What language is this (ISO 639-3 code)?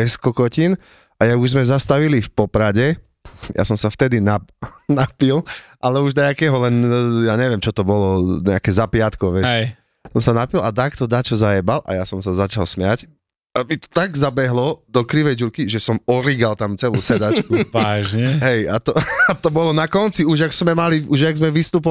slk